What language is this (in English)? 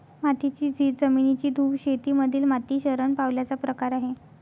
Marathi